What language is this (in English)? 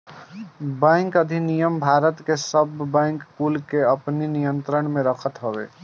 Bhojpuri